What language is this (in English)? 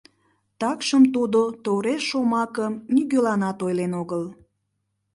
Mari